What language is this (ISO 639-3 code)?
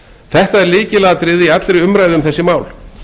isl